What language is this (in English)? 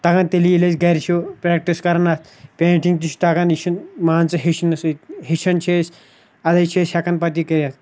Kashmiri